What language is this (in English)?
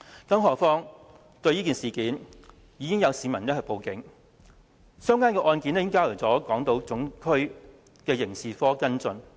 Cantonese